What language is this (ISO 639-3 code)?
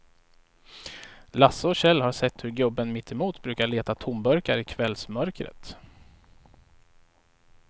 swe